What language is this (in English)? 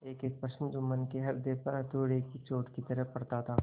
Hindi